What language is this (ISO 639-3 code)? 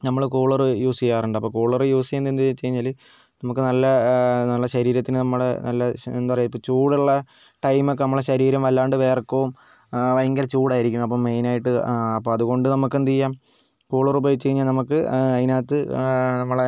mal